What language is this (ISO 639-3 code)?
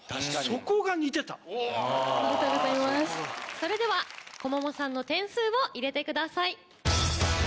jpn